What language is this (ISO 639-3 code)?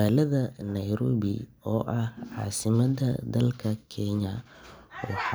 som